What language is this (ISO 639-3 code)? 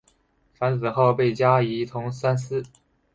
zho